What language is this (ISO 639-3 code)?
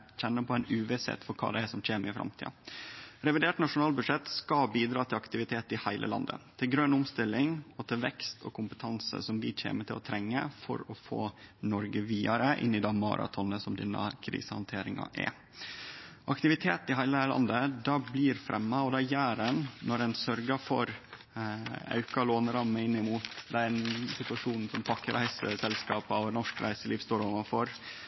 nno